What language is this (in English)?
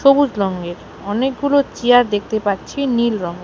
Bangla